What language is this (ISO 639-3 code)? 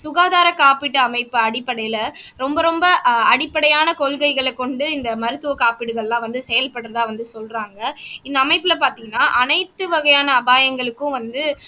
tam